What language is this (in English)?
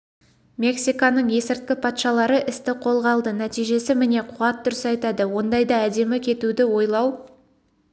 Kazakh